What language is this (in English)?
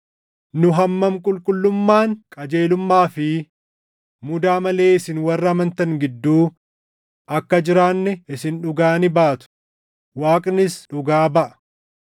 Oromo